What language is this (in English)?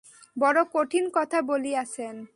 Bangla